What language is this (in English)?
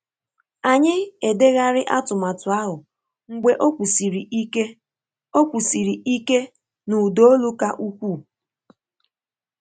Igbo